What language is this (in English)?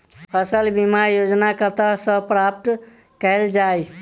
Maithili